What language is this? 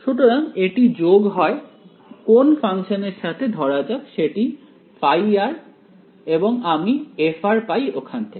Bangla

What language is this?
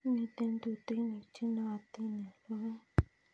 Kalenjin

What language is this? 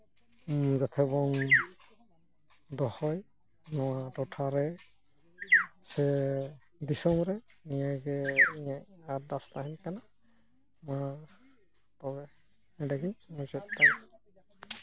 Santali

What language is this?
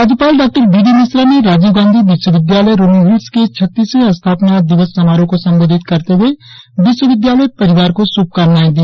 Hindi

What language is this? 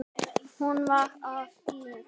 Icelandic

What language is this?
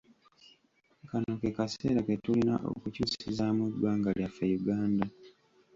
Ganda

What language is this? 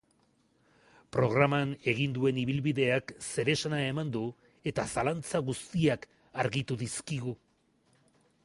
Basque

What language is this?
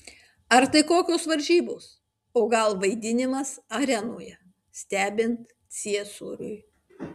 Lithuanian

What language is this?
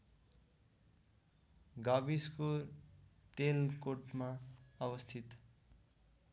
Nepali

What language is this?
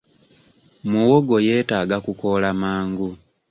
Ganda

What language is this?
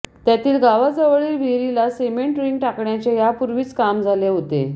Marathi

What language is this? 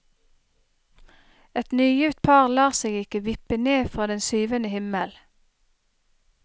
Norwegian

